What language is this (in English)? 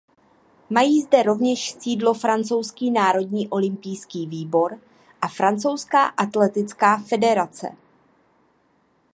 Czech